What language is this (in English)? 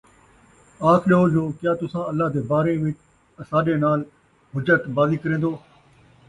Saraiki